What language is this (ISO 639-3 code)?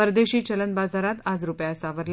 mar